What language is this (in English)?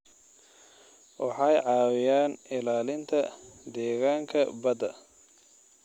Somali